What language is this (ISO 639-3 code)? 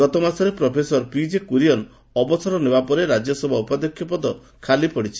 ori